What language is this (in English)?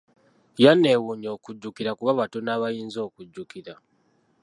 Ganda